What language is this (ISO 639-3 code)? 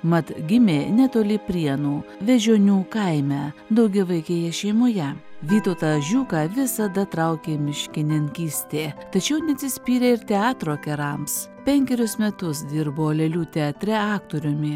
lit